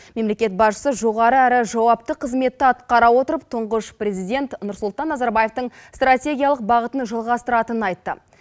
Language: Kazakh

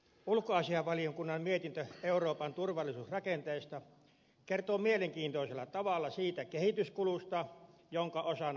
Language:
Finnish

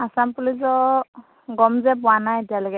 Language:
Assamese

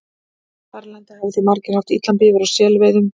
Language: Icelandic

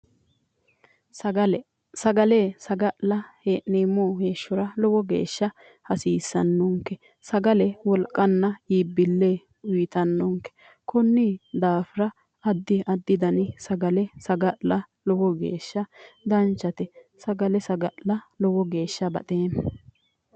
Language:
Sidamo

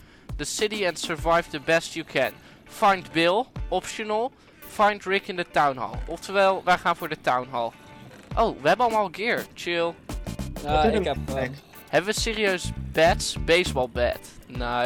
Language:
Dutch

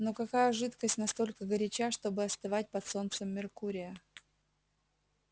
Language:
Russian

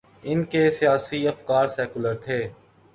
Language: Urdu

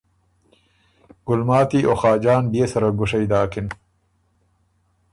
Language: Ormuri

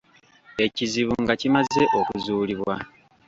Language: Ganda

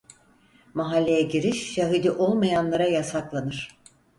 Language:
Turkish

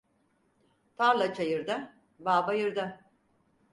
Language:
Turkish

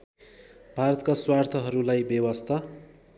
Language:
Nepali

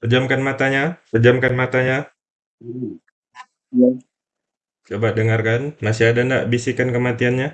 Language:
Indonesian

